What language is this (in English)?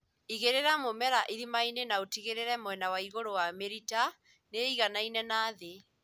Kikuyu